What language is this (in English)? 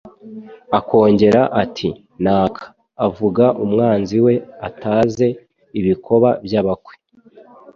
Kinyarwanda